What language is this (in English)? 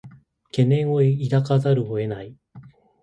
Japanese